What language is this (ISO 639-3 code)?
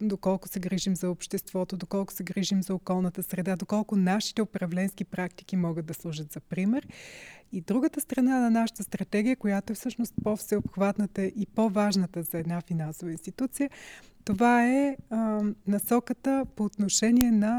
bul